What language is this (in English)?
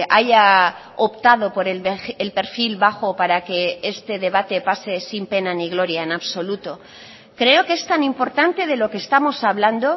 Spanish